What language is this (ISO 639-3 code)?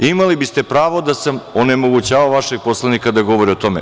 srp